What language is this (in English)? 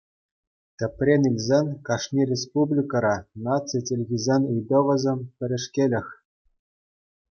Chuvash